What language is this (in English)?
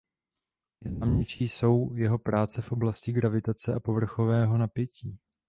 Czech